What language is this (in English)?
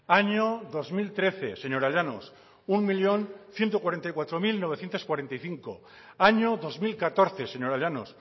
Spanish